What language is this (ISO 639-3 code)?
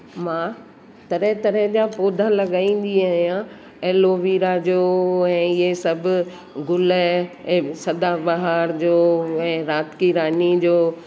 snd